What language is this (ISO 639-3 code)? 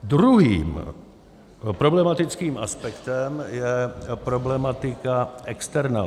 ces